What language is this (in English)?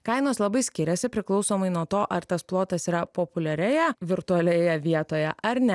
Lithuanian